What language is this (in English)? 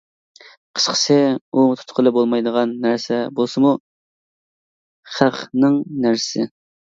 Uyghur